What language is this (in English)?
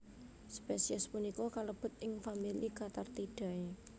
Javanese